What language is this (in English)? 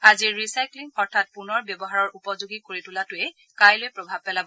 Assamese